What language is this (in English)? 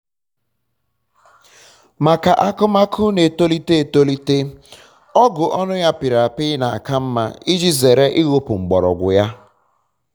Igbo